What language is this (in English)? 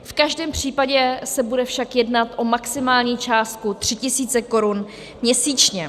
Czech